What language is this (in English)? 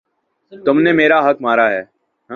Urdu